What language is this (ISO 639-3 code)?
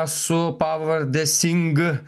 lit